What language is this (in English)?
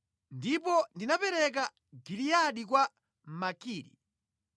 Nyanja